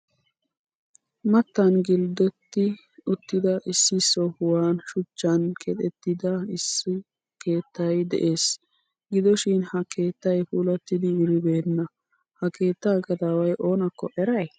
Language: Wolaytta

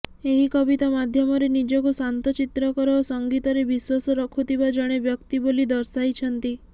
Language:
Odia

